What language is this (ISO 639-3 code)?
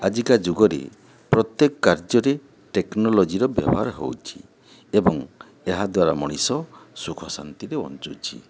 ori